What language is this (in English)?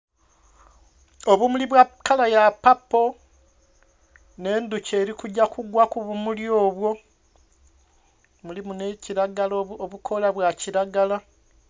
Soga